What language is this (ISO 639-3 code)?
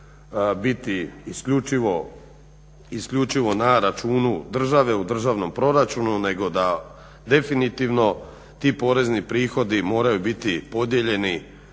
hrv